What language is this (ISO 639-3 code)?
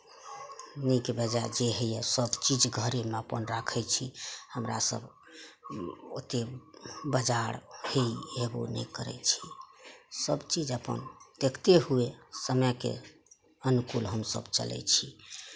mai